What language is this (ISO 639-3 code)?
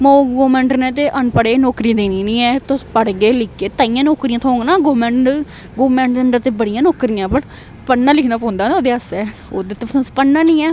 doi